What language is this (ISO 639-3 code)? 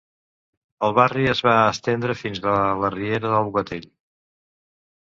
cat